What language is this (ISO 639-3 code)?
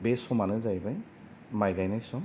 brx